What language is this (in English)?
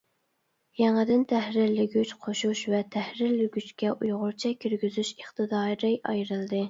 Uyghur